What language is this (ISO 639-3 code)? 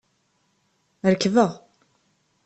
kab